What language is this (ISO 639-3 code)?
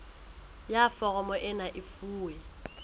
sot